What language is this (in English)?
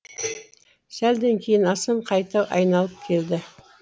Kazakh